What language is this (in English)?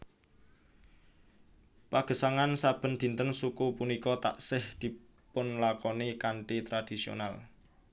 Javanese